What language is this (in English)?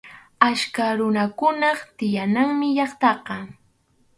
Arequipa-La Unión Quechua